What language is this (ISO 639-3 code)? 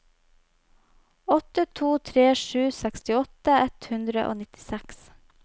nor